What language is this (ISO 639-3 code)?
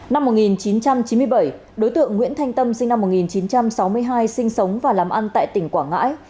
vie